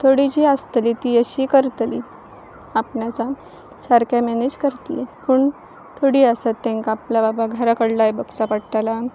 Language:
Konkani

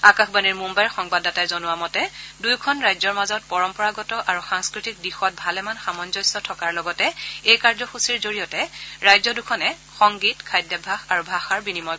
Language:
Assamese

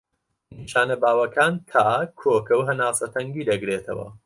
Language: Central Kurdish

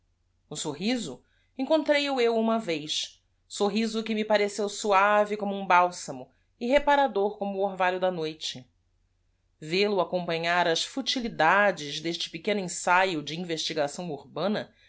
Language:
Portuguese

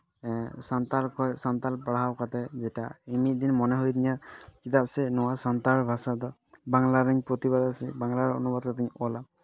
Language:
Santali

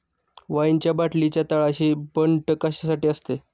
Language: Marathi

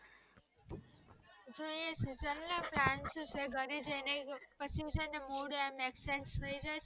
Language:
Gujarati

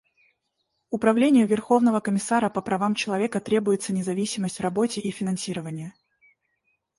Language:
Russian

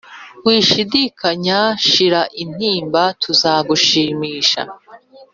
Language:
Kinyarwanda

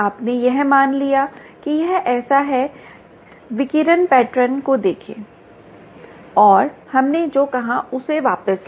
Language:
Hindi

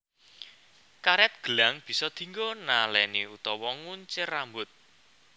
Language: Javanese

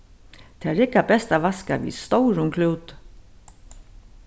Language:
Faroese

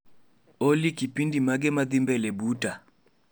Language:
Luo (Kenya and Tanzania)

